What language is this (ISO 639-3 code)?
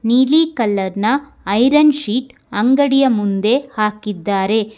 kan